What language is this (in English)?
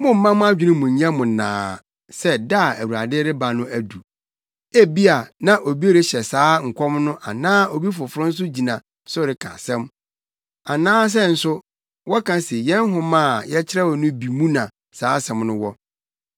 Akan